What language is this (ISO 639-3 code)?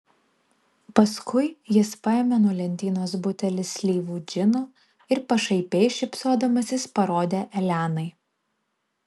lit